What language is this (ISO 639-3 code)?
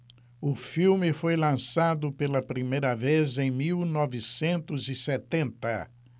por